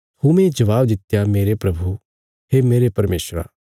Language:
Bilaspuri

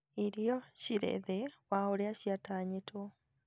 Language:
Kikuyu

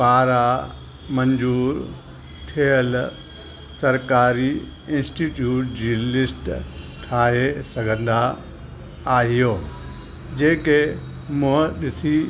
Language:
Sindhi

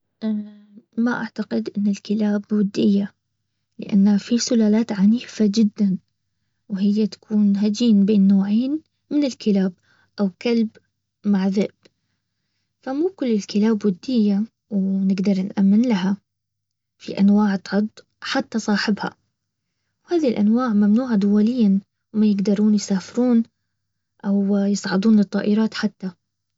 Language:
Baharna Arabic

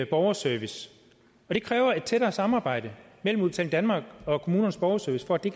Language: Danish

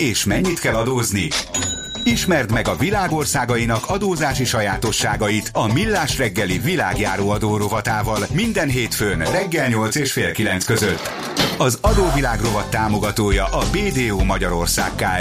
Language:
Hungarian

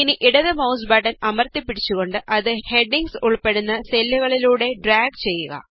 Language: Malayalam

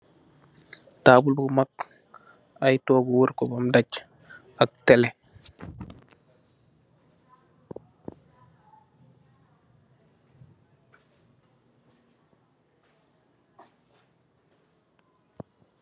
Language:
Wolof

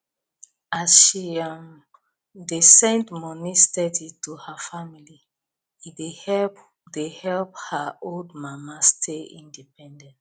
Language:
Nigerian Pidgin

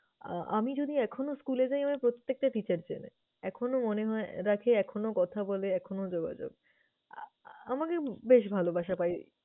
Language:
Bangla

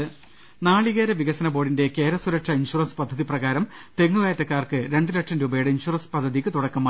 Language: Malayalam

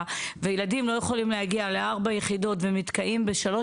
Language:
Hebrew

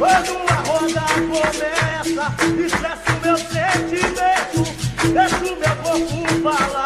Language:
Danish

